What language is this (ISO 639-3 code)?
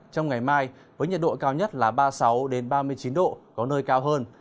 vie